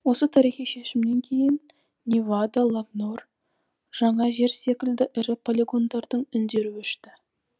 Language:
Kazakh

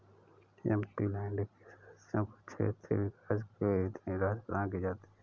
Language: Hindi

